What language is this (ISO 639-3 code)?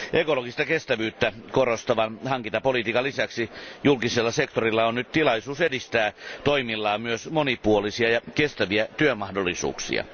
fin